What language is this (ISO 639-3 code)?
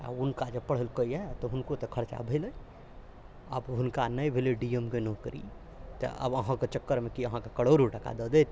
mai